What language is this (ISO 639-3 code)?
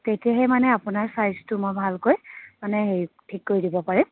asm